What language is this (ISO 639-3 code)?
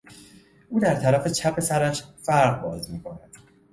fas